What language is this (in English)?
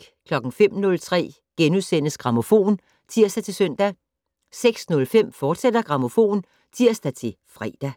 Danish